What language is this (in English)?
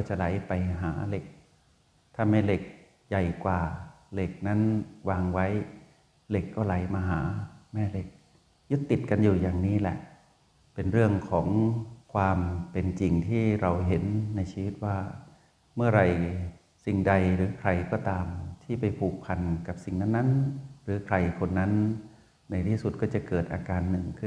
Thai